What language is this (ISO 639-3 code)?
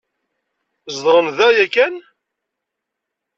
kab